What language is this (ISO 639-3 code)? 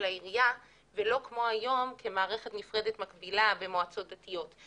heb